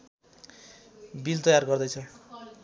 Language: Nepali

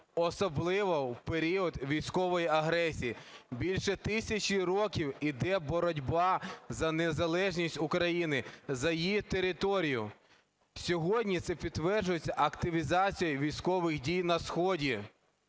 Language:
Ukrainian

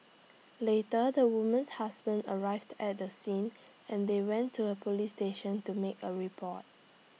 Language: English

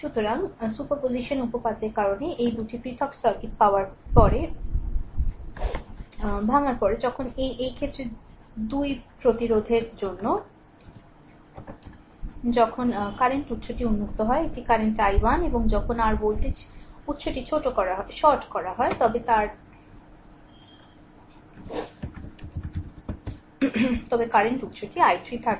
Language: Bangla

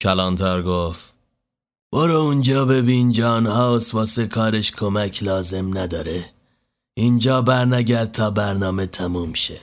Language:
Persian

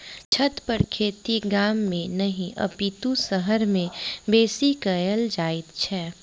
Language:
Maithili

